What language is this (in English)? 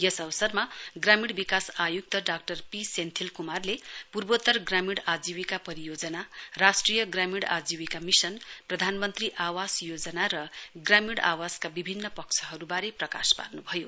Nepali